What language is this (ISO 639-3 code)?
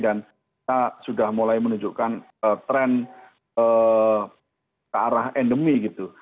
ind